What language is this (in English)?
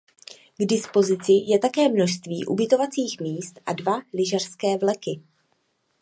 Czech